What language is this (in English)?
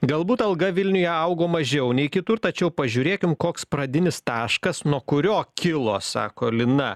Lithuanian